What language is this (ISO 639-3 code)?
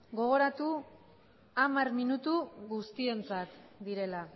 eus